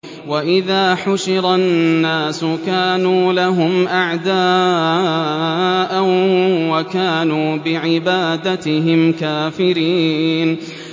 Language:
Arabic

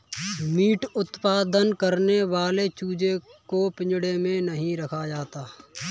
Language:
Hindi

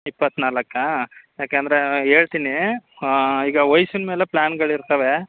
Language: Kannada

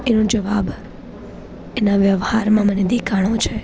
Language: Gujarati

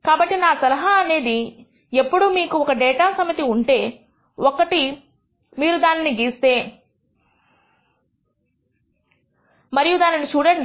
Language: Telugu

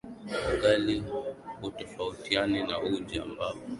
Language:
Swahili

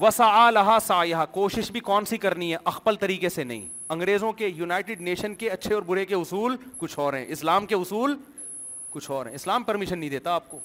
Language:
Urdu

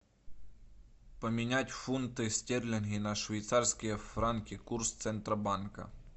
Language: Russian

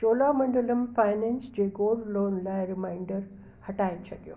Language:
Sindhi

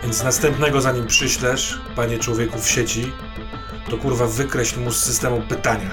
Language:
Polish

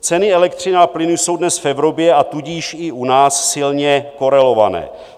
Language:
Czech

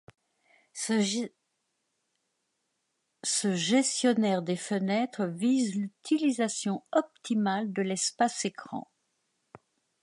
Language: French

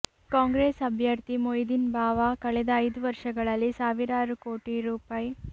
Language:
Kannada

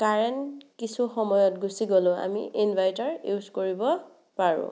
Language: Assamese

